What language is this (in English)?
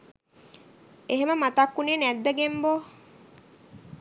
Sinhala